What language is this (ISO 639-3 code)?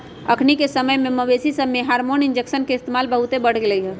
mag